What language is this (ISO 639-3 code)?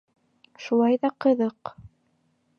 bak